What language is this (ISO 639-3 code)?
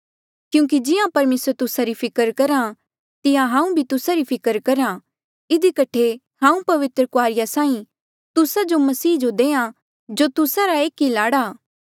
mjl